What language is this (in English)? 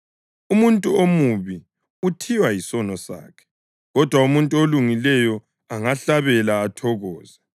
North Ndebele